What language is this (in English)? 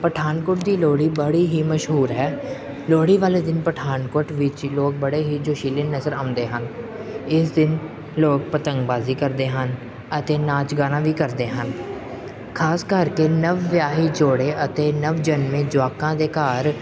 Punjabi